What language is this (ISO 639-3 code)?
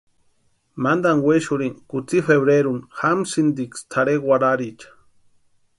pua